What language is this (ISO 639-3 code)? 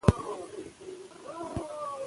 pus